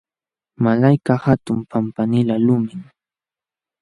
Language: Jauja Wanca Quechua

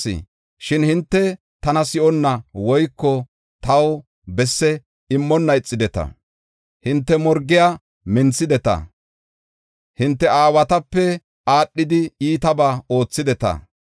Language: Gofa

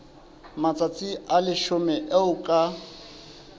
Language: Southern Sotho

